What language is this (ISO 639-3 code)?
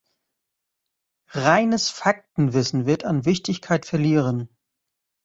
deu